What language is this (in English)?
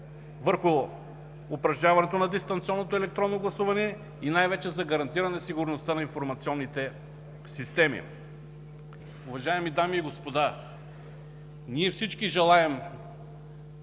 Bulgarian